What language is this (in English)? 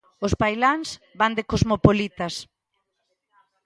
Galician